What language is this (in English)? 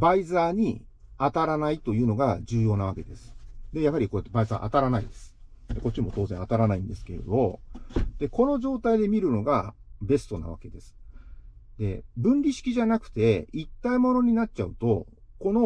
Japanese